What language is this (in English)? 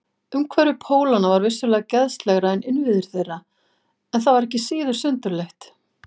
Icelandic